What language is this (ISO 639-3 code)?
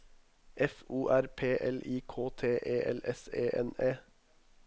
nor